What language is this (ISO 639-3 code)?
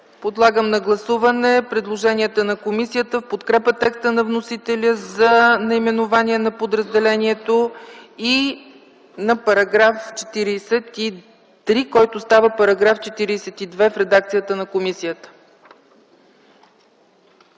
bul